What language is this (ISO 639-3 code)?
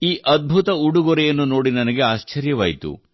kan